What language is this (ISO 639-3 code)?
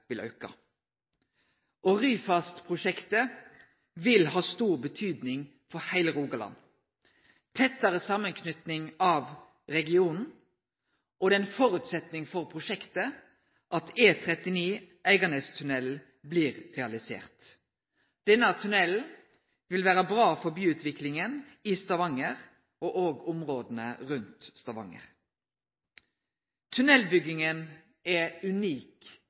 nno